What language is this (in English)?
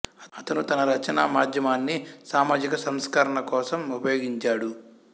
Telugu